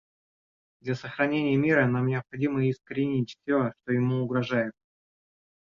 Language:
Russian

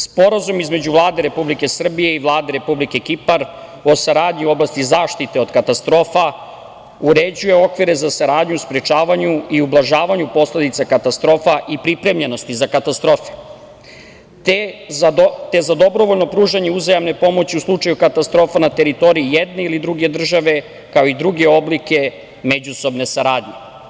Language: Serbian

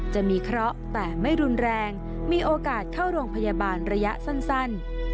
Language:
Thai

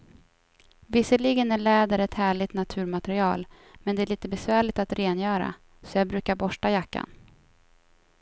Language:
Swedish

